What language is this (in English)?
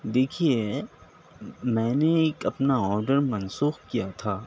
Urdu